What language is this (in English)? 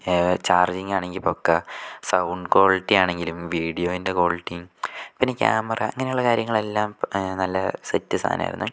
Malayalam